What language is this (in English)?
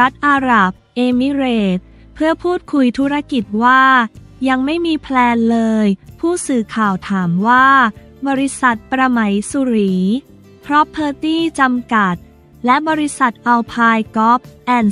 Thai